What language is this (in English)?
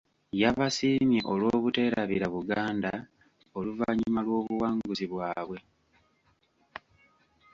Ganda